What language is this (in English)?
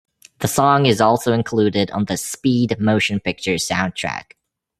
English